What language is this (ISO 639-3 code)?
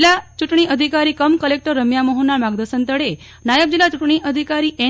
guj